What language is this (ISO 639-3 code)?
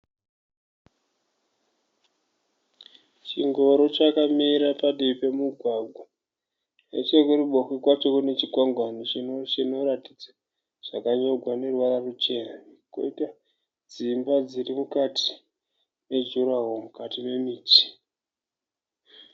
sna